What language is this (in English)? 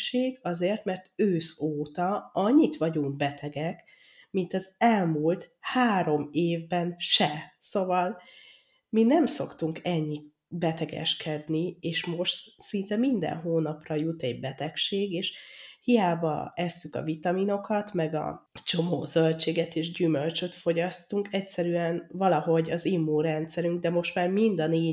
Hungarian